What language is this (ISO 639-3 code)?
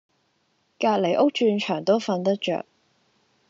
yue